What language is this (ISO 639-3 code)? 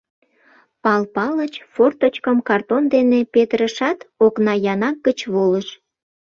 chm